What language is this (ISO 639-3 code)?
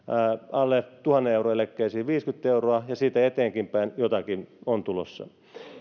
fin